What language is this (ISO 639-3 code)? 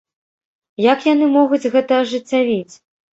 bel